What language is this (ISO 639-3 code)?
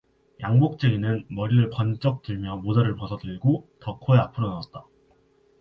kor